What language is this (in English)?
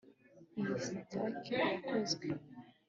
Kinyarwanda